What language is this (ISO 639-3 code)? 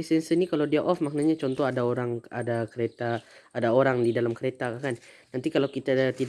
msa